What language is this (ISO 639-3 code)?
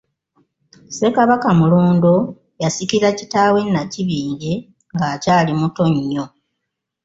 lug